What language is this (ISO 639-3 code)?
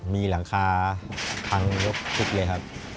tha